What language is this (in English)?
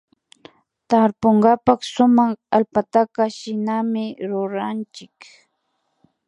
Imbabura Highland Quichua